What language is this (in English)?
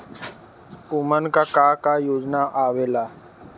Bhojpuri